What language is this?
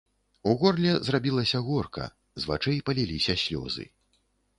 Belarusian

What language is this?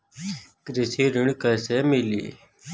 Bhojpuri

